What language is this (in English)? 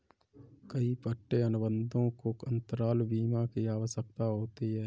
Hindi